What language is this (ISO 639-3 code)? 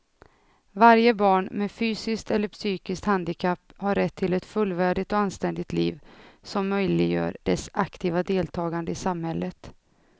swe